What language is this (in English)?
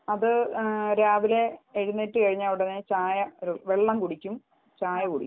Malayalam